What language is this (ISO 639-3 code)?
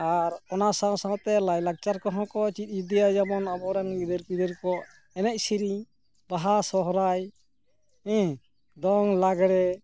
sat